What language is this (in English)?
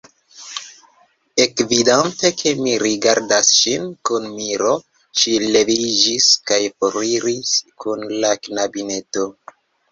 Esperanto